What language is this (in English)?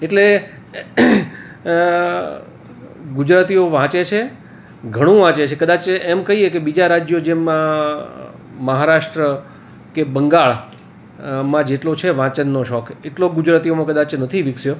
Gujarati